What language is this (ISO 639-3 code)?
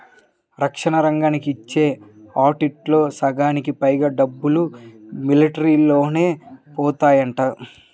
tel